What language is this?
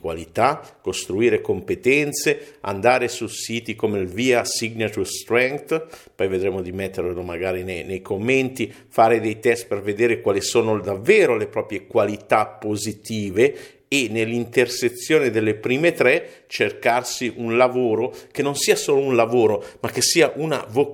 Italian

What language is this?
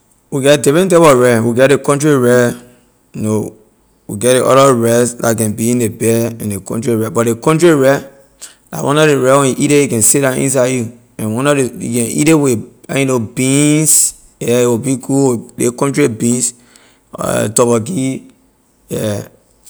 Liberian English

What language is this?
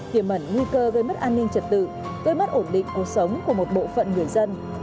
Vietnamese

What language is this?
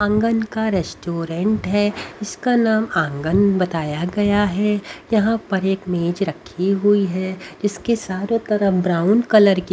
Hindi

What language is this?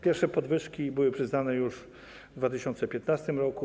Polish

